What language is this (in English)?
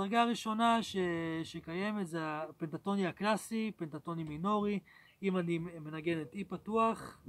Hebrew